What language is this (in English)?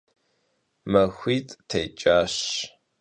Kabardian